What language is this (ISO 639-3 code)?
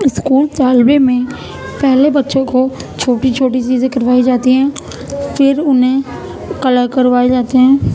urd